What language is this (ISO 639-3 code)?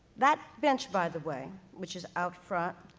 eng